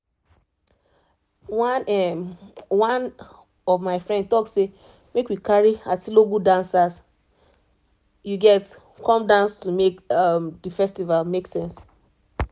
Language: Nigerian Pidgin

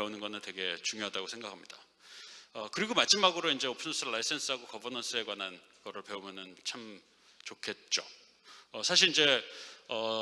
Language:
Korean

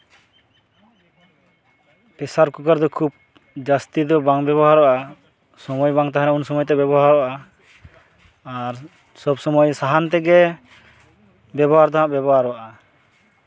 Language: Santali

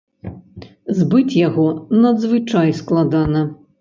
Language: Belarusian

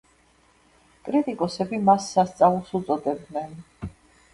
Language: Georgian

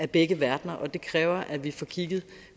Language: Danish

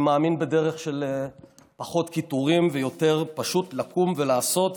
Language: Hebrew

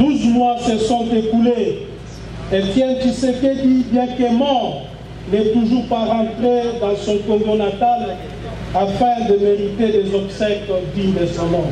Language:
French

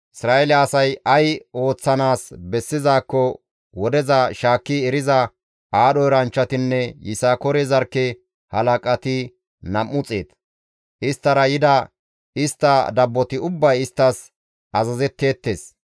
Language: Gamo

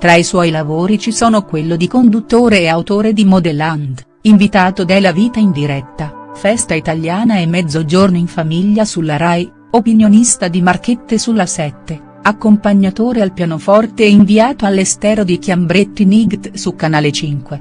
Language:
Italian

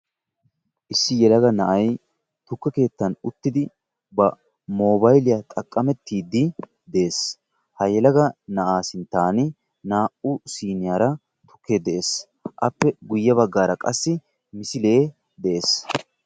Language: Wolaytta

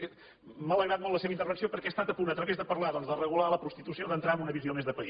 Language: Catalan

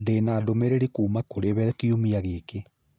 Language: Kikuyu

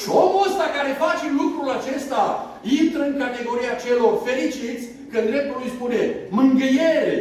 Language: Romanian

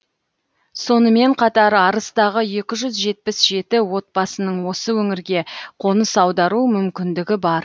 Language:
Kazakh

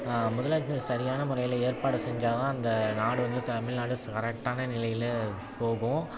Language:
Tamil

